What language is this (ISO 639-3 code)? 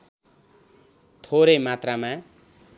nep